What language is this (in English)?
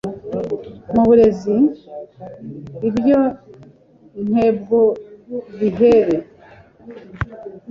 Kinyarwanda